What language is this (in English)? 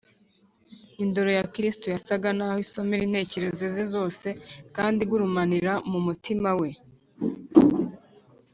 Kinyarwanda